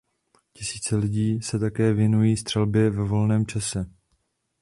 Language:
Czech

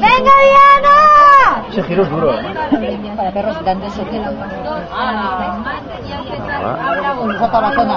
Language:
Spanish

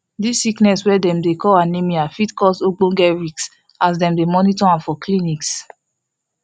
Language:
Nigerian Pidgin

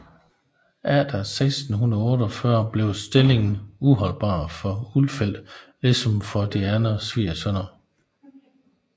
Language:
Danish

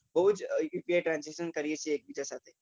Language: Gujarati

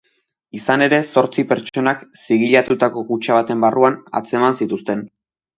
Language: Basque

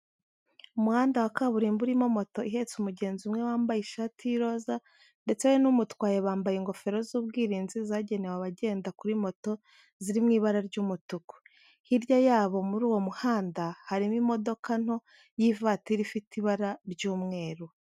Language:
Kinyarwanda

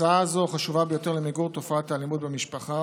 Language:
Hebrew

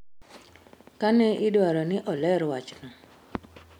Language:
Luo (Kenya and Tanzania)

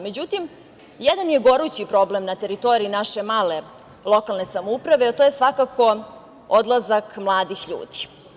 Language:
Serbian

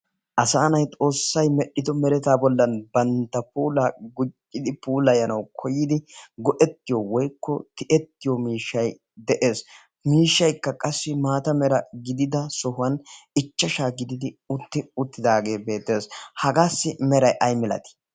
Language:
Wolaytta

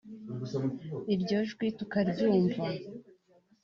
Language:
Kinyarwanda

